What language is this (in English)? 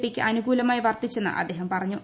Malayalam